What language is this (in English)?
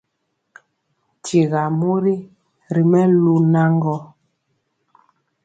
Mpiemo